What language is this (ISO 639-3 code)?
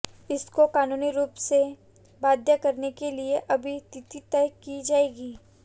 hin